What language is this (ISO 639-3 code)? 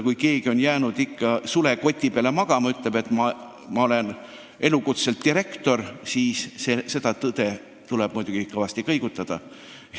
est